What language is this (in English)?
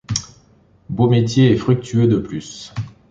French